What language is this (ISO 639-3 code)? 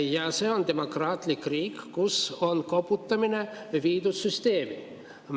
est